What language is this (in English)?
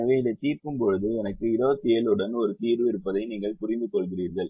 Tamil